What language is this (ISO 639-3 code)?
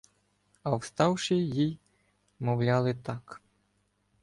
ukr